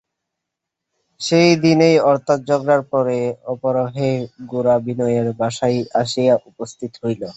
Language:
Bangla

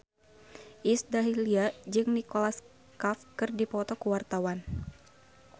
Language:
Sundanese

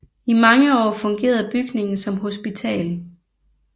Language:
Danish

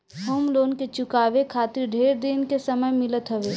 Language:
Bhojpuri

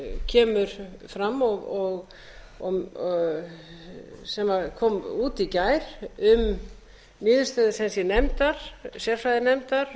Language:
Icelandic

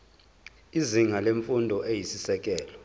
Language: Zulu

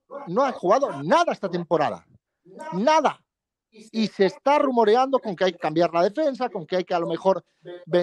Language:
Spanish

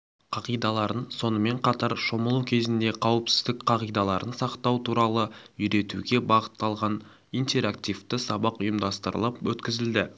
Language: Kazakh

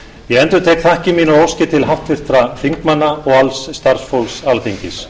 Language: Icelandic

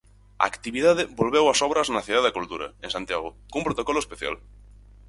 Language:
Galician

